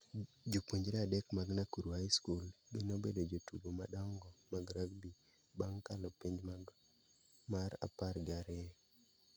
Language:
Luo (Kenya and Tanzania)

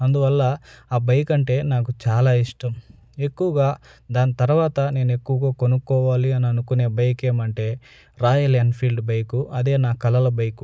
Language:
Telugu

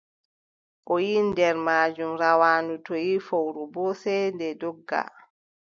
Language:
Adamawa Fulfulde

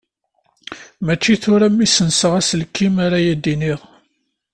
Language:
Kabyle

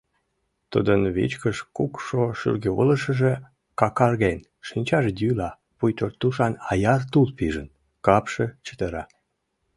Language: Mari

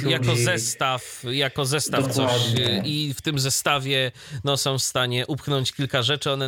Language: Polish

